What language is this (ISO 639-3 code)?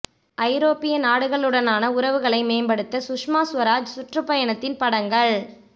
tam